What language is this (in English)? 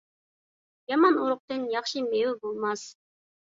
Uyghur